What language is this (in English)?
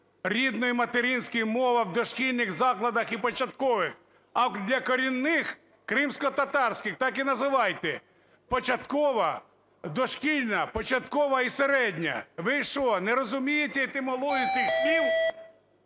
Ukrainian